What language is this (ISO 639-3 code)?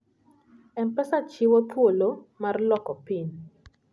luo